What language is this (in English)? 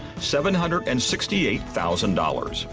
English